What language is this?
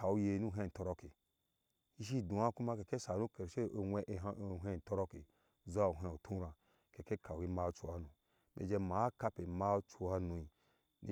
Ashe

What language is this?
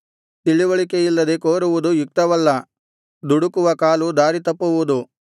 Kannada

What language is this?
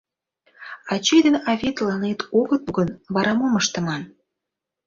Mari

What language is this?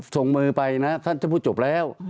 Thai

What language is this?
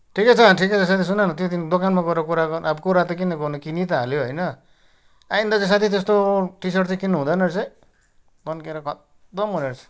Nepali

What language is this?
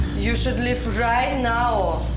English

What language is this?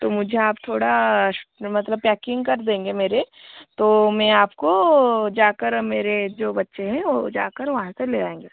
Hindi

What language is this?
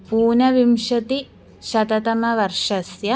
Sanskrit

